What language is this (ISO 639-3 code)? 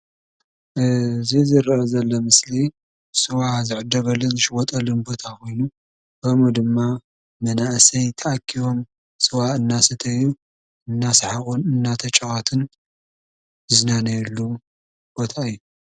tir